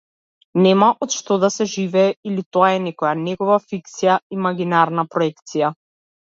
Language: Macedonian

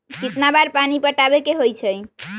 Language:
Magahi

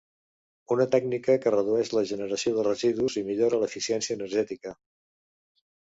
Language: Catalan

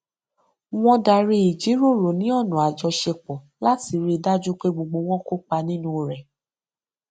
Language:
Yoruba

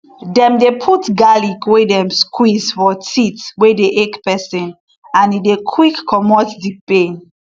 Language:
Nigerian Pidgin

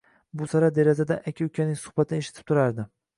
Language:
Uzbek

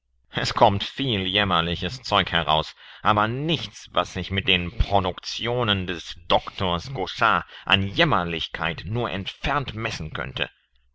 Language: German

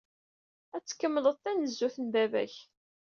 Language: Kabyle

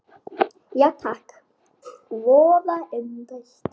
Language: Icelandic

